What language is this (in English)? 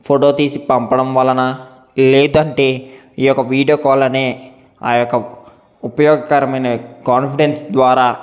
Telugu